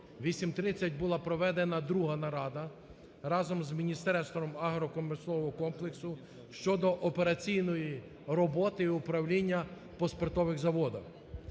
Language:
Ukrainian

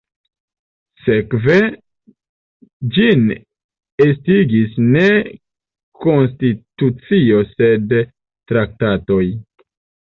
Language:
Esperanto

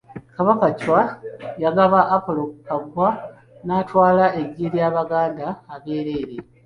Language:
Ganda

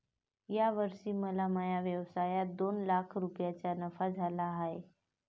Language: Marathi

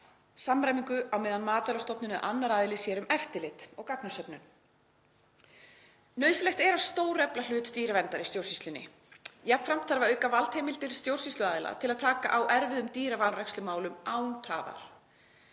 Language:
Icelandic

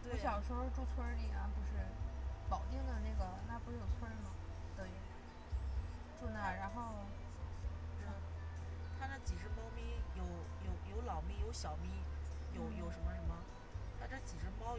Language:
Chinese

